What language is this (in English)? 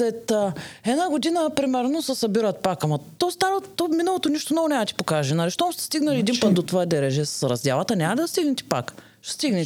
Bulgarian